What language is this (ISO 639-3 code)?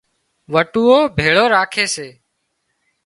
kxp